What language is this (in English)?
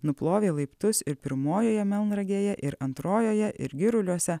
Lithuanian